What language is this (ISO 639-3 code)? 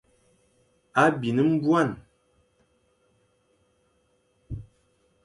fan